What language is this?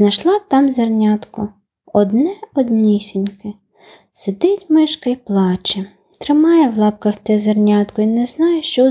Ukrainian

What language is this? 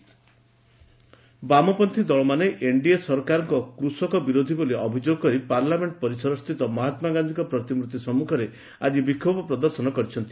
Odia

